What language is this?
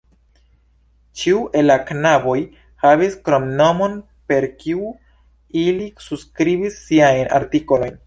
Esperanto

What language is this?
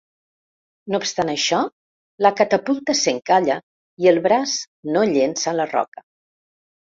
Catalan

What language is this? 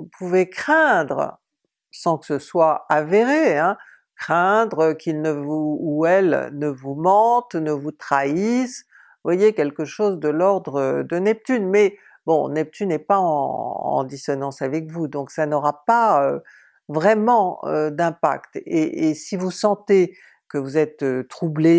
French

